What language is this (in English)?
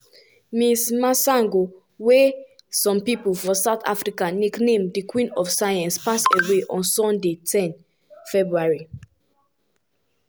Nigerian Pidgin